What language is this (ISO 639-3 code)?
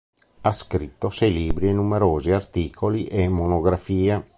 ita